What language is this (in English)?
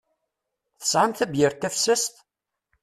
Kabyle